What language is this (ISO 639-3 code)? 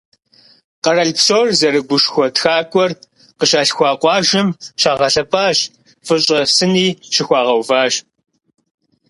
kbd